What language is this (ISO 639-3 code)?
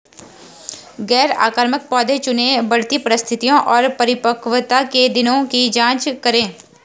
hin